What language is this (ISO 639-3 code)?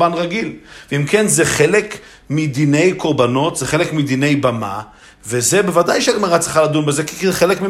heb